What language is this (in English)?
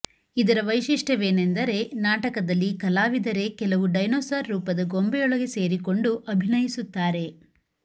Kannada